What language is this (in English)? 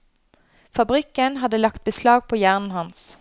Norwegian